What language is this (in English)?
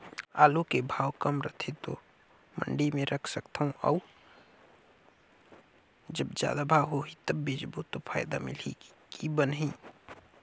Chhattisgarhi